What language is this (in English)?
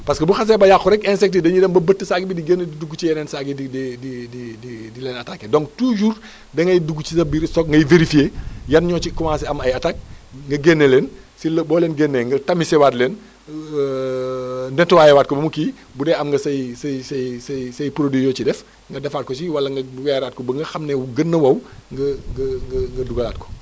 Wolof